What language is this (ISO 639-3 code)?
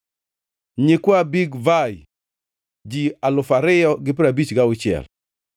luo